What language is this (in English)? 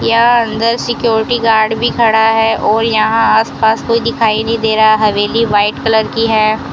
Hindi